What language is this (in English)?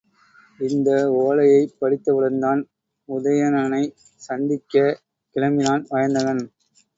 Tamil